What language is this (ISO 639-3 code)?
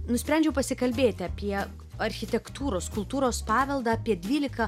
lit